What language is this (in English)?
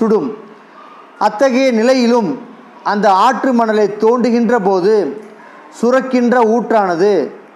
Tamil